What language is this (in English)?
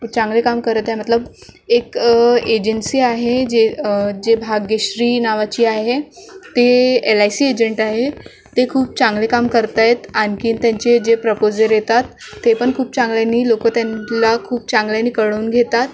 Marathi